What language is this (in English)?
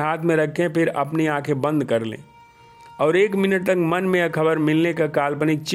Hindi